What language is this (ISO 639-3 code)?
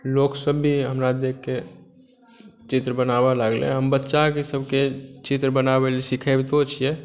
mai